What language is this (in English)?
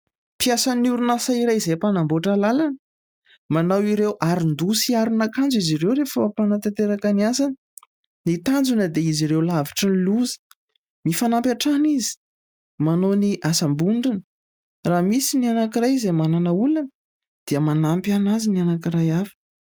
Malagasy